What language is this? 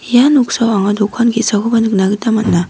Garo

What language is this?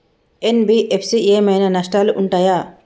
Telugu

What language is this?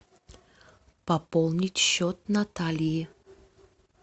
Russian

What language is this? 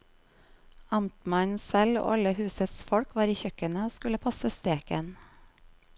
Norwegian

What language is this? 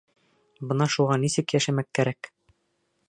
Bashkir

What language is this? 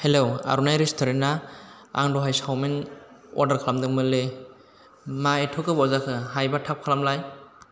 Bodo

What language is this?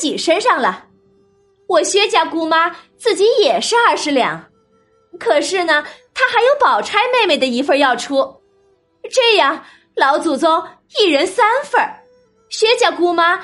Chinese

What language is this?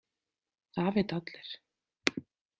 Icelandic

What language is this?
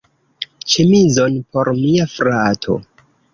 Esperanto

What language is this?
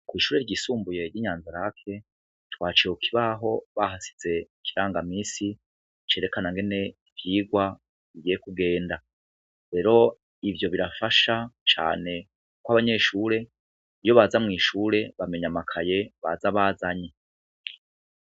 Rundi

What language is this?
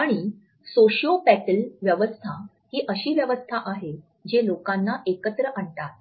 Marathi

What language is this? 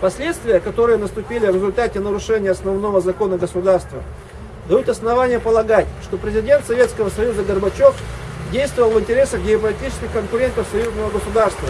Russian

